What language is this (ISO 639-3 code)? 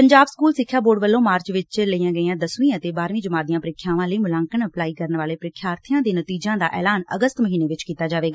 pan